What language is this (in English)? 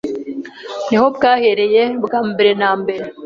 Kinyarwanda